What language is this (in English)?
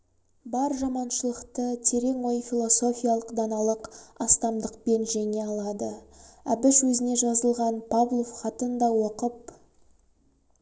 Kazakh